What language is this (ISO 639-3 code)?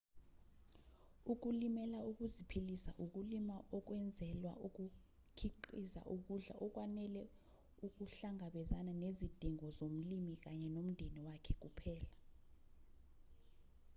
zul